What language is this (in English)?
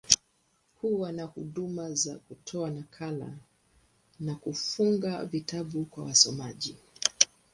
Swahili